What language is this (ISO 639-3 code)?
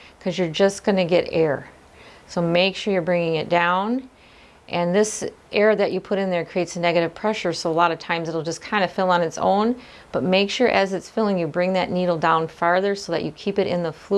eng